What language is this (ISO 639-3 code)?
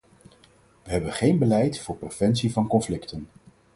nld